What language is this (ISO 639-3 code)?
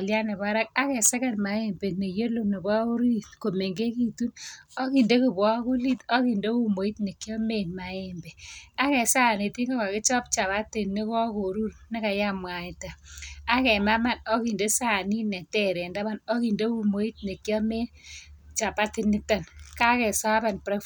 kln